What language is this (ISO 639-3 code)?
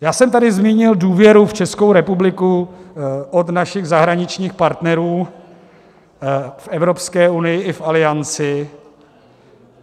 ces